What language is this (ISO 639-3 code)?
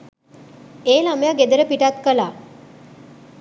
sin